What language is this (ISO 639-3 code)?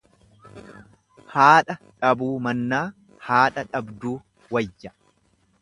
orm